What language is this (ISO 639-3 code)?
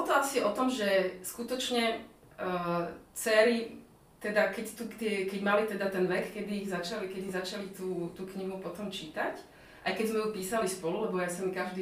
slk